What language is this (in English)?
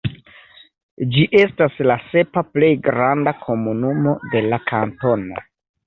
Esperanto